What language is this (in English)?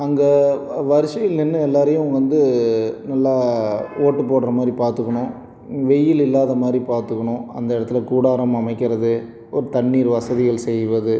Tamil